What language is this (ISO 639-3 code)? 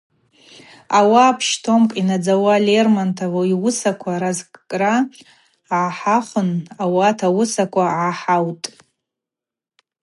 abq